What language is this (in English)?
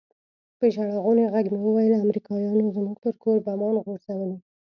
Pashto